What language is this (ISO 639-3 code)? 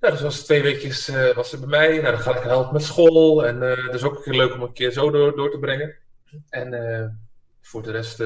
nld